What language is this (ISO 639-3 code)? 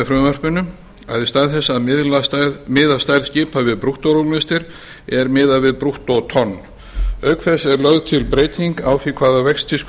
isl